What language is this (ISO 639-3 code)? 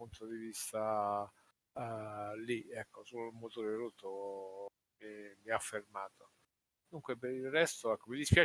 ita